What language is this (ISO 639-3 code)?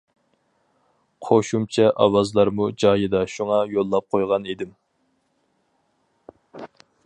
uig